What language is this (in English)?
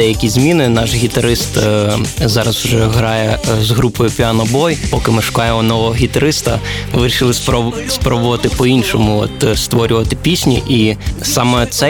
Ukrainian